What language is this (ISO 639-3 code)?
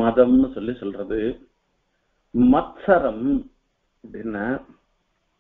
vie